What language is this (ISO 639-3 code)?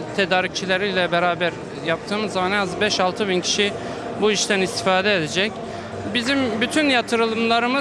tur